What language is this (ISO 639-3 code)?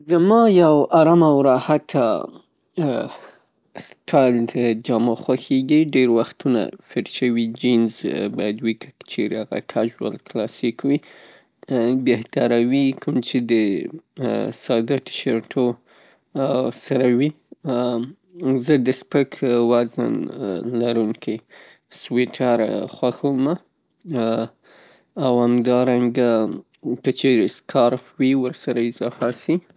pus